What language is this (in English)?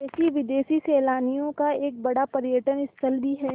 Hindi